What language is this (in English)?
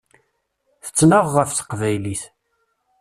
Kabyle